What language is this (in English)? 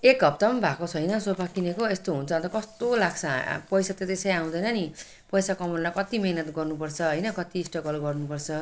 Nepali